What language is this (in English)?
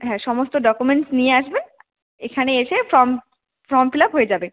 Bangla